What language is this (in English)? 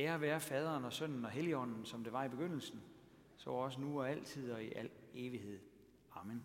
Danish